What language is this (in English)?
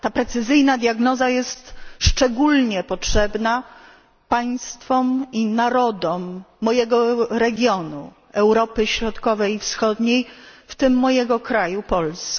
Polish